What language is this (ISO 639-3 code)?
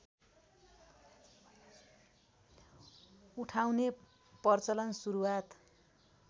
nep